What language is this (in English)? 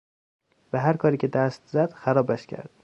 Persian